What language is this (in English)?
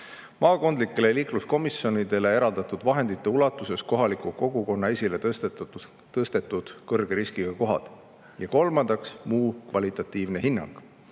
Estonian